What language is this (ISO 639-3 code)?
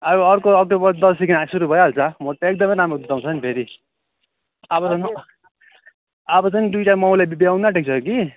nep